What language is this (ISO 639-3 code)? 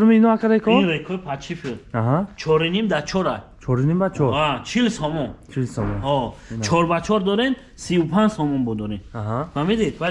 tur